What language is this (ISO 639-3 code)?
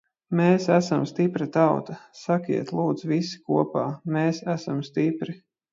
lav